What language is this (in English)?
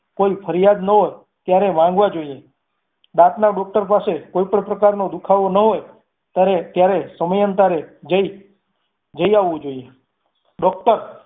Gujarati